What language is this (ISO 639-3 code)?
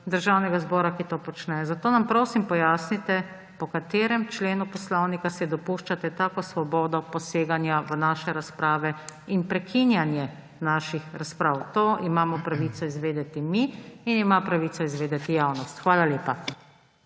slv